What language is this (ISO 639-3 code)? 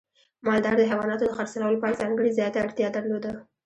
pus